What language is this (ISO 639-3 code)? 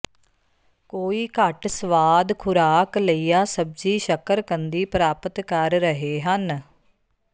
pan